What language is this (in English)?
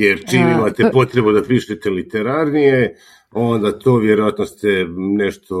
Croatian